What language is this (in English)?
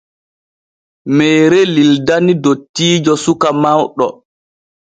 Borgu Fulfulde